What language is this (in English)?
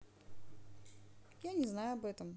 Russian